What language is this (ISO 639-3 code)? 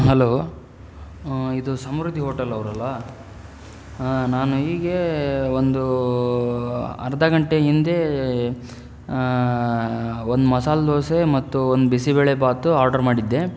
kan